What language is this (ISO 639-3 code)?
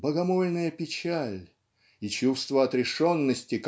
rus